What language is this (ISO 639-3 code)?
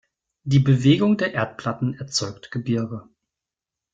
deu